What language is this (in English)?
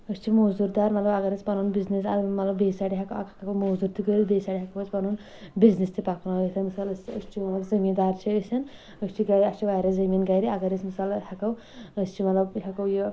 Kashmiri